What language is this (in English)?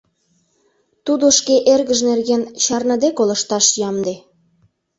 Mari